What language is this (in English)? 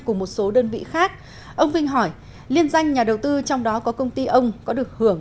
Vietnamese